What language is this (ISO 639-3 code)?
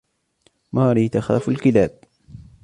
ara